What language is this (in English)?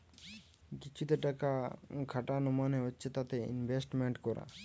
Bangla